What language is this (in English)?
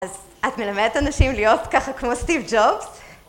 Hebrew